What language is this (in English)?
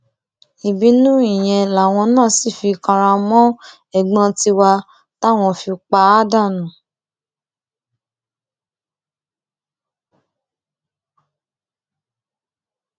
Yoruba